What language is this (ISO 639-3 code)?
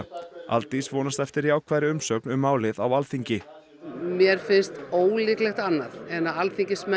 isl